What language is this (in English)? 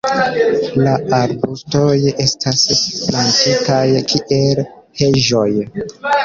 Esperanto